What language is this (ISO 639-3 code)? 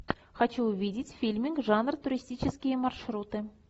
rus